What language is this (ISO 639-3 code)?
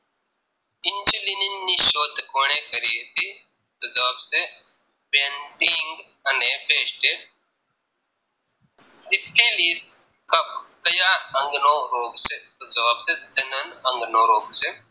guj